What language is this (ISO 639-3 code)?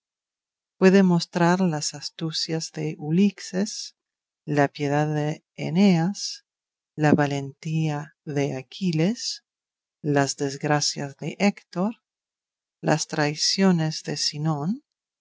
spa